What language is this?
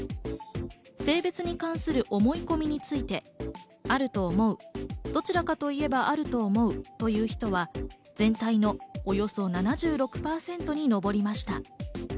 Japanese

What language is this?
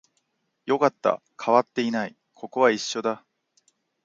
Japanese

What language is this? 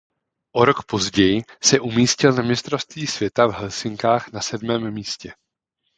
Czech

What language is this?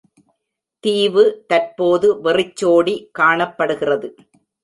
Tamil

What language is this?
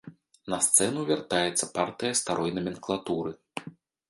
Belarusian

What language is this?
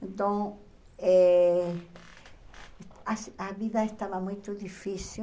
Portuguese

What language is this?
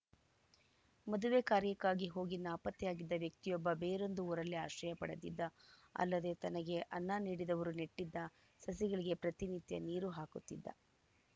Kannada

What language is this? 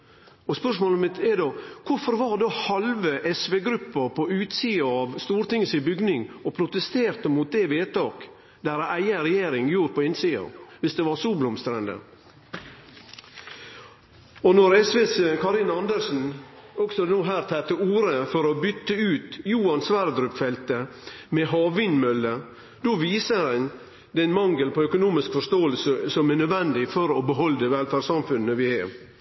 Norwegian Nynorsk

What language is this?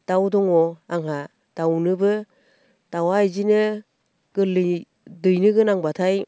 Bodo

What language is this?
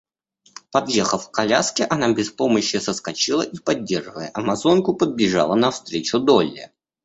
Russian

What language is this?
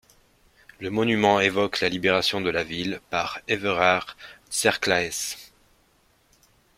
French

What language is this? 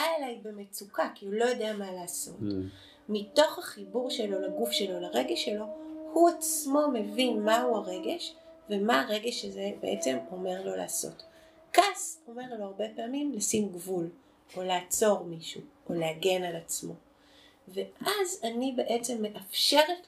Hebrew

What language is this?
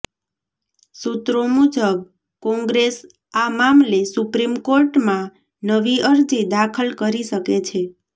Gujarati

